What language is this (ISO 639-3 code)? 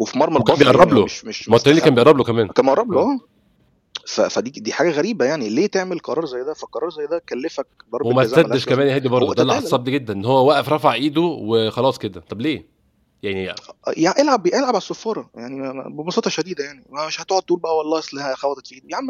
ara